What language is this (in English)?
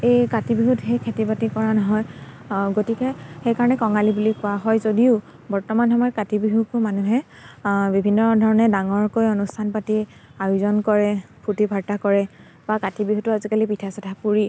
Assamese